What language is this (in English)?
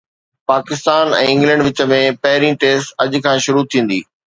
Sindhi